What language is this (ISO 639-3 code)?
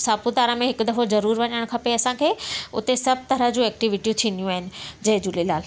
snd